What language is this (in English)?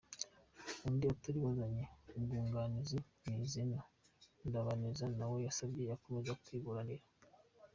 Kinyarwanda